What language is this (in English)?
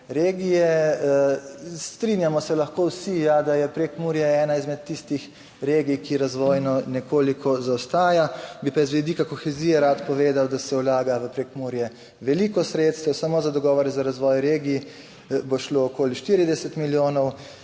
Slovenian